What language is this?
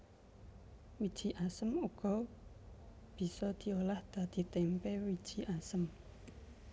Javanese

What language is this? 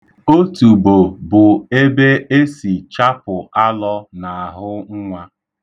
Igbo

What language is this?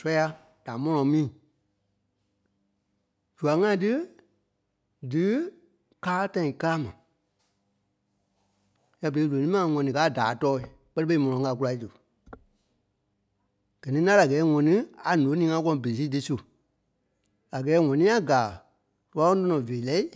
Kpelle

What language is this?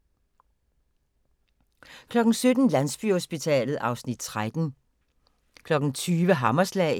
Danish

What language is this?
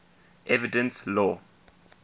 English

